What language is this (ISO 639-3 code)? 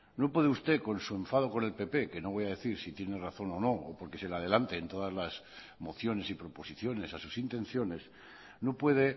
spa